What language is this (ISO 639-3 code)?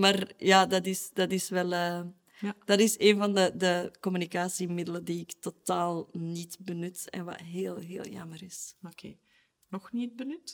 nld